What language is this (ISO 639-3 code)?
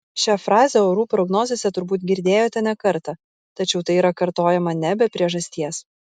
lit